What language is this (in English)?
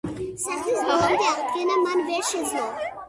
Georgian